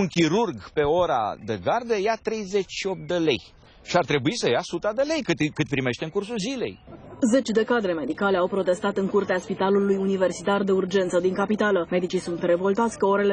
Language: Romanian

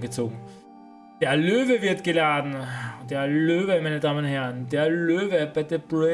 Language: German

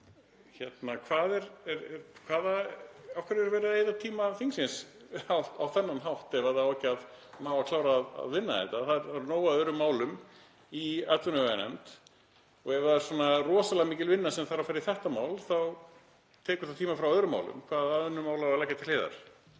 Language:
Icelandic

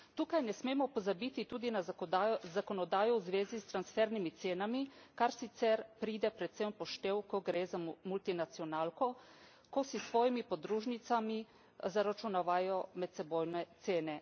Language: Slovenian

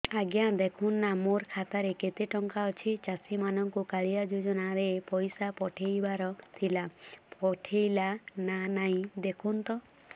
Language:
Odia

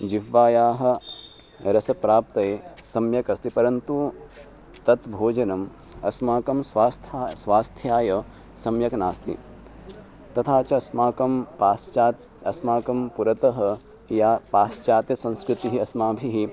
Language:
Sanskrit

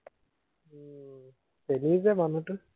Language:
Assamese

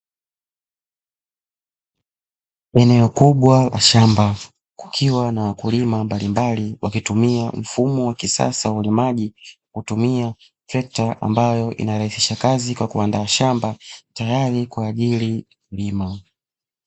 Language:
Swahili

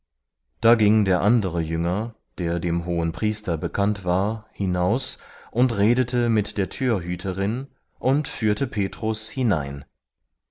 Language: German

